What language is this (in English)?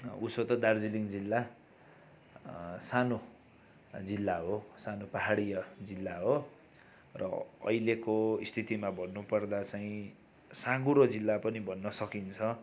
Nepali